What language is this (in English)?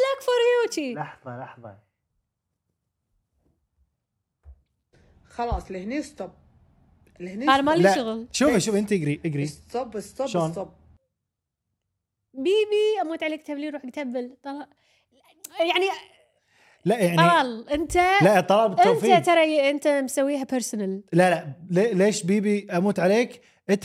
Arabic